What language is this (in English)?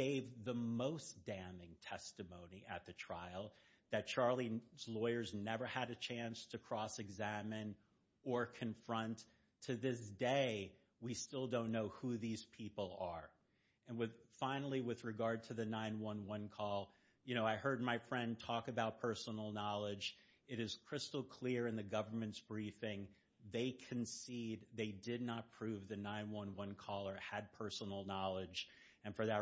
English